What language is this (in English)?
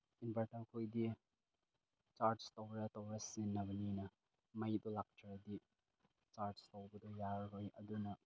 Manipuri